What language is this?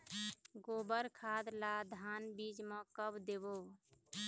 Chhattisgarhi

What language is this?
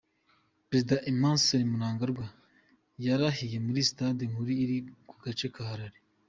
Kinyarwanda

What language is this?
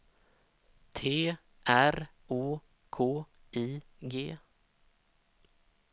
Swedish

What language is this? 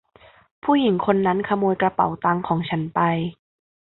Thai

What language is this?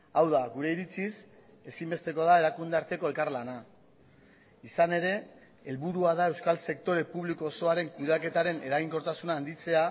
Basque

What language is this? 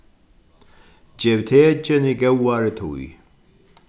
Faroese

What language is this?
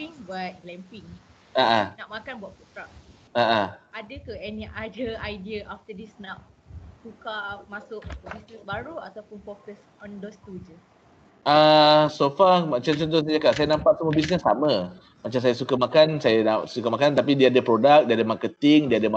Malay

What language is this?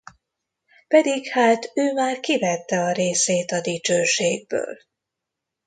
Hungarian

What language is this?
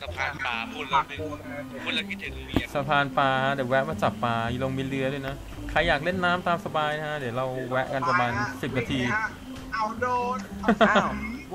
Thai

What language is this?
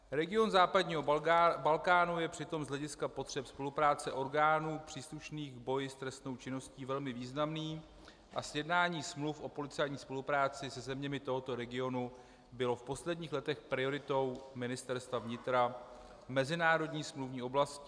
Czech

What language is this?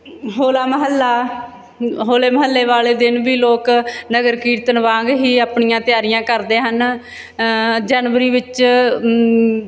Punjabi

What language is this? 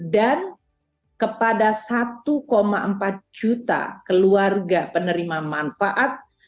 Indonesian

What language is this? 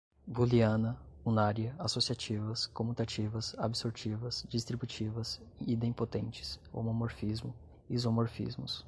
Portuguese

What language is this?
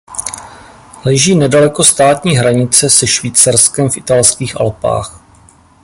Czech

